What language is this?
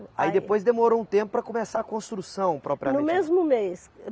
Portuguese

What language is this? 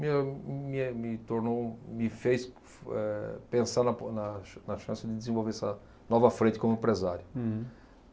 Portuguese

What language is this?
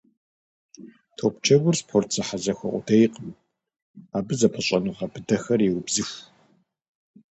Kabardian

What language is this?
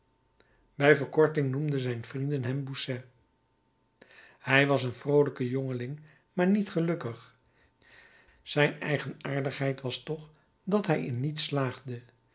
Dutch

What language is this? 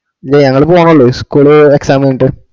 Malayalam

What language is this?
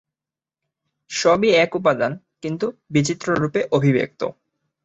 Bangla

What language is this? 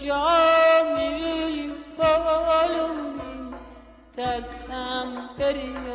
Persian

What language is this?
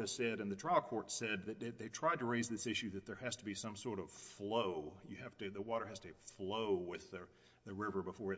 English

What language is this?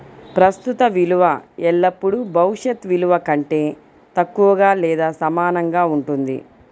Telugu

